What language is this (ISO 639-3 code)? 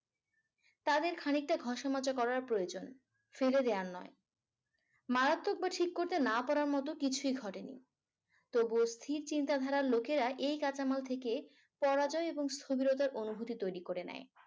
ben